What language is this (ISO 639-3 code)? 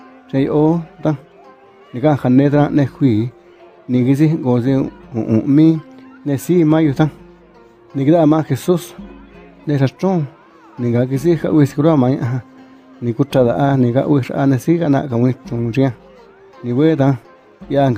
kor